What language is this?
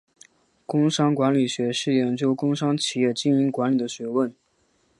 Chinese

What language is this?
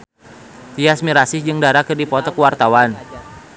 Sundanese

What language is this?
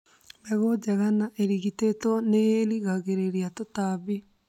Kikuyu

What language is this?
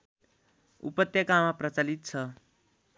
Nepali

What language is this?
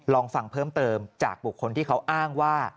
Thai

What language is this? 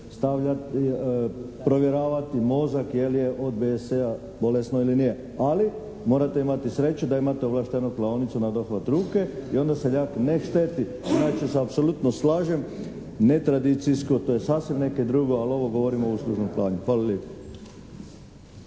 Croatian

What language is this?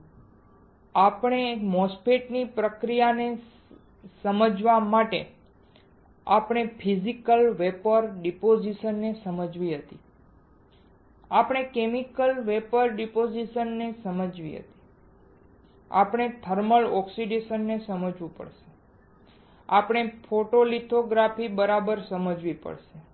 Gujarati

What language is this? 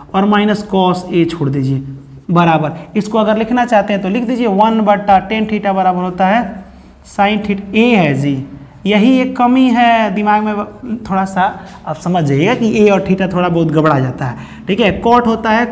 Hindi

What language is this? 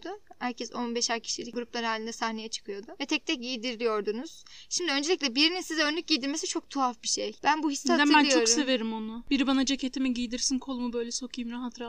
Turkish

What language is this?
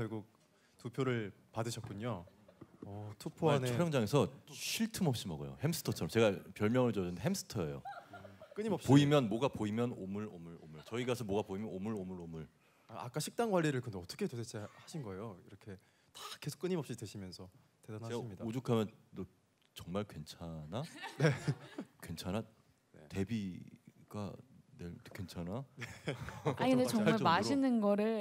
Korean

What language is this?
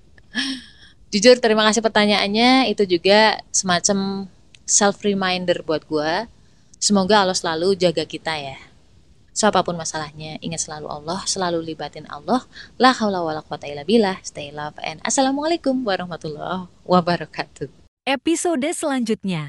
Indonesian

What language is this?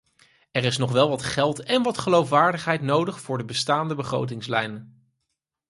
Dutch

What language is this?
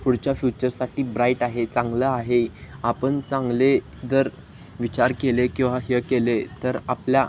Marathi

